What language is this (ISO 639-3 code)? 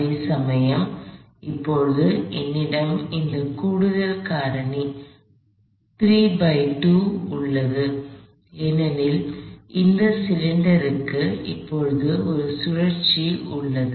tam